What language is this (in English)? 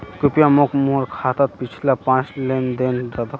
Magahi